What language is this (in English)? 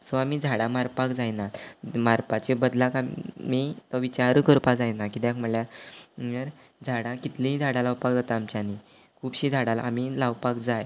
Konkani